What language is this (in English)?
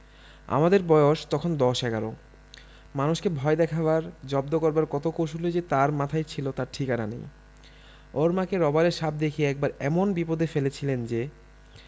Bangla